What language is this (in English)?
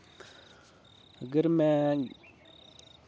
Dogri